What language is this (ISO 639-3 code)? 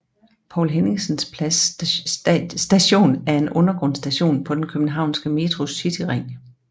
dan